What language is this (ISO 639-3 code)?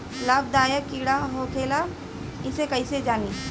bho